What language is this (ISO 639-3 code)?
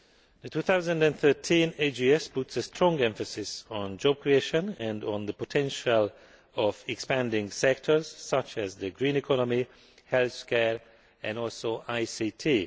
eng